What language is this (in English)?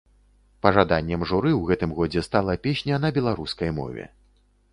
Belarusian